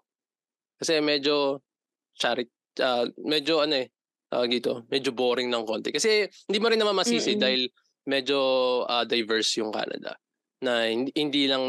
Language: Filipino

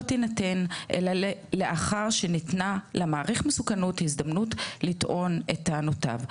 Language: Hebrew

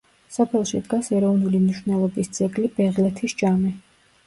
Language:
Georgian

